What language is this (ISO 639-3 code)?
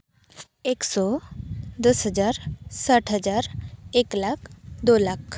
sat